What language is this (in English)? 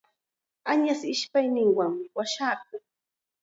Chiquián Ancash Quechua